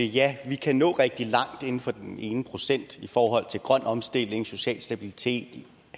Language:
Danish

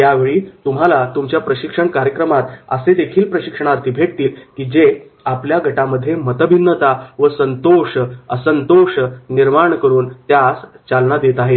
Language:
Marathi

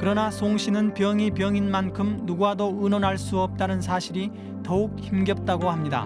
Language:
Korean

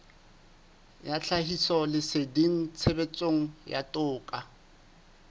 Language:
Southern Sotho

